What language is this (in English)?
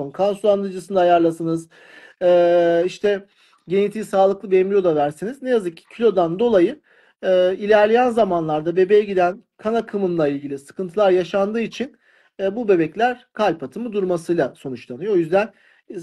Turkish